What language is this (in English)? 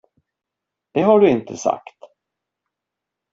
Swedish